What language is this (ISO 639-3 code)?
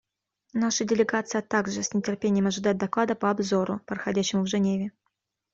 rus